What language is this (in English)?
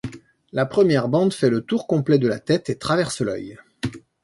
French